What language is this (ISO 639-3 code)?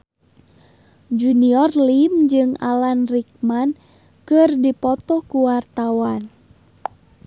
sun